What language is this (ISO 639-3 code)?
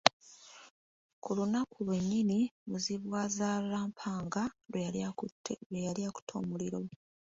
lug